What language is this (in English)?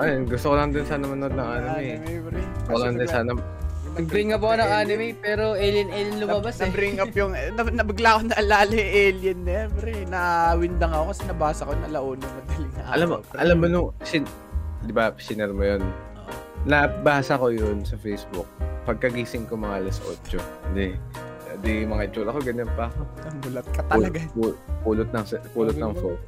Filipino